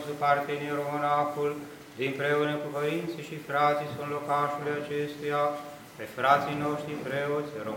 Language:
Romanian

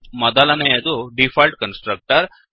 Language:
Kannada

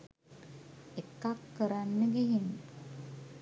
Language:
Sinhala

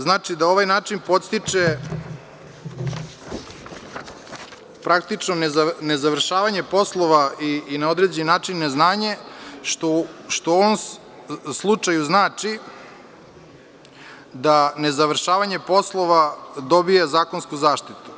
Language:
Serbian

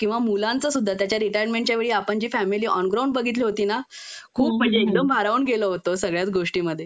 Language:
Marathi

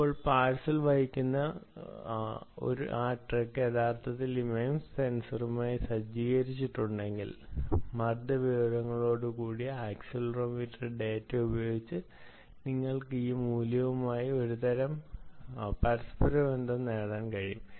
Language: Malayalam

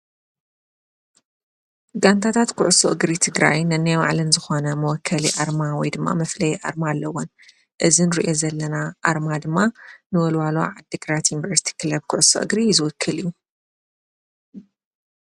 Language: Tigrinya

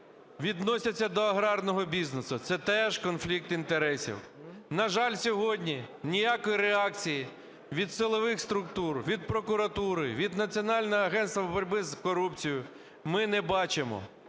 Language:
Ukrainian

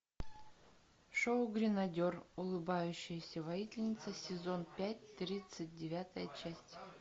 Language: Russian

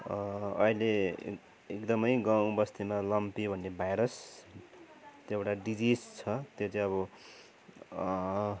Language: Nepali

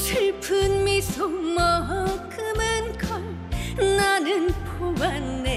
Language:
Korean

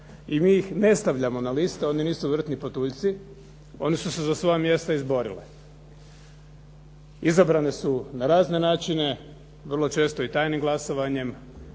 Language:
Croatian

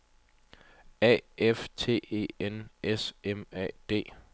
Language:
Danish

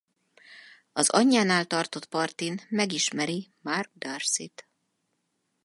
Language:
Hungarian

